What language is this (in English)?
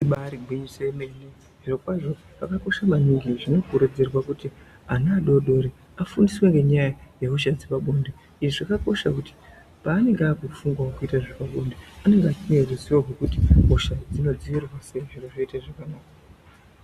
Ndau